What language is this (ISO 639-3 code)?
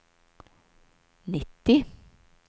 swe